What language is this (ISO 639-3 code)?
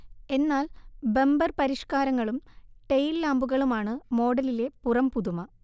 mal